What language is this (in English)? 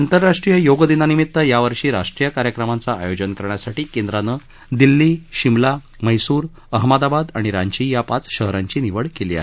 Marathi